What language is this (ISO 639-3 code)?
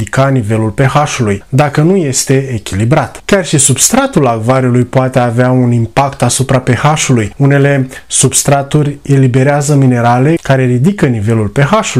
ron